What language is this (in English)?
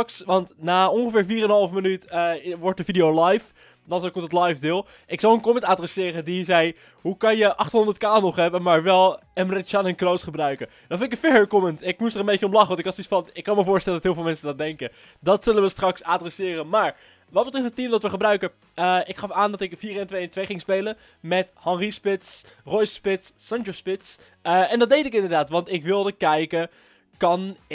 Dutch